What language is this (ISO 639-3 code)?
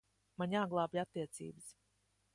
lav